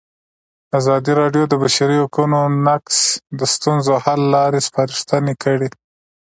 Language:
Pashto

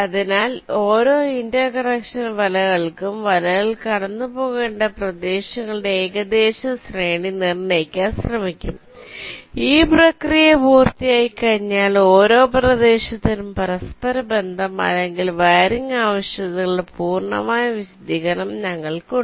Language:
Malayalam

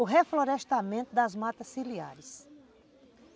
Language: Portuguese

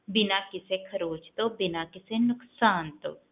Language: Punjabi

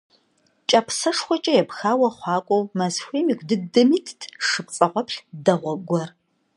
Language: Kabardian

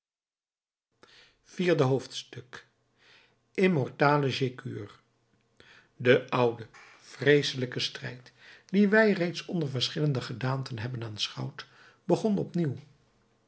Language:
Dutch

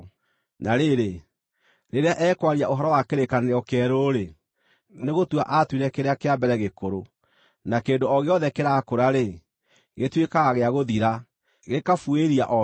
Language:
Kikuyu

